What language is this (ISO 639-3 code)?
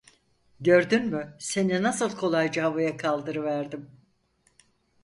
tur